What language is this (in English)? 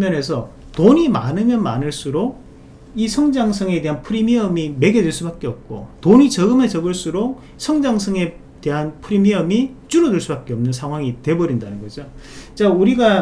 Korean